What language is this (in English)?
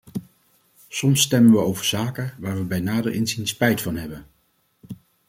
Dutch